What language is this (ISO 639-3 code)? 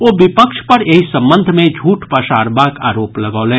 mai